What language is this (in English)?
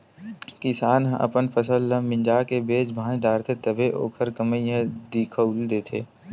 Chhattisgarhi